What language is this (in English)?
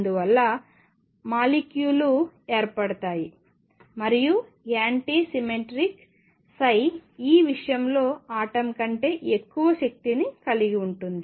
Telugu